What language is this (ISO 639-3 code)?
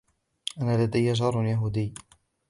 ara